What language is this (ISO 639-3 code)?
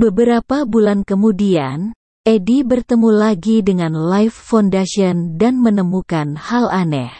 ind